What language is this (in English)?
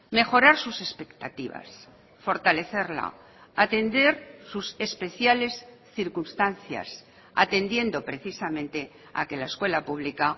Spanish